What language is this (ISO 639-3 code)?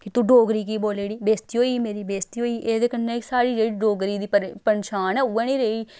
doi